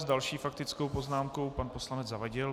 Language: Czech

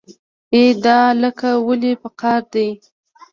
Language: Pashto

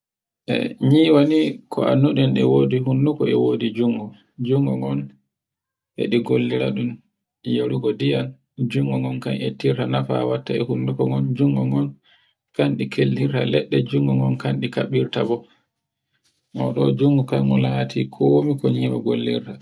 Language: Borgu Fulfulde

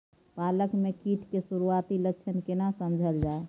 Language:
Maithili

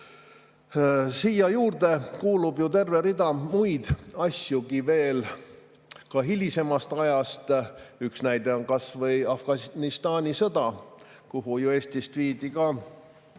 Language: Estonian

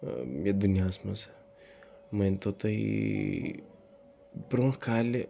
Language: Kashmiri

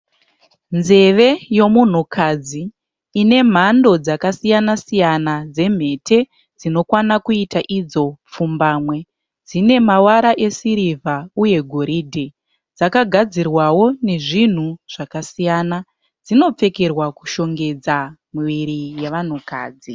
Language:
Shona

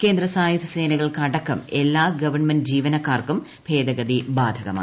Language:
Malayalam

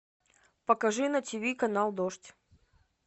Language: Russian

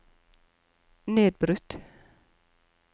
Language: Norwegian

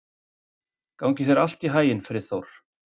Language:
Icelandic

